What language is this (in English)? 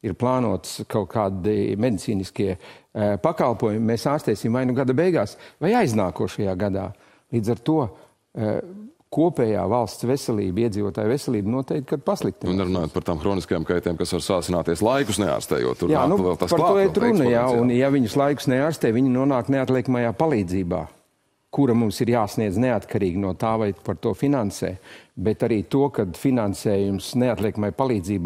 Latvian